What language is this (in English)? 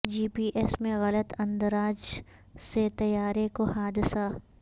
Urdu